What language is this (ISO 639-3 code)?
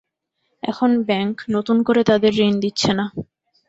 ben